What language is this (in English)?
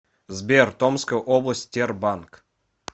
Russian